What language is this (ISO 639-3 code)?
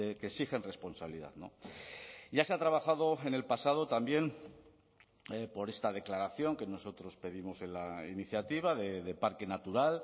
spa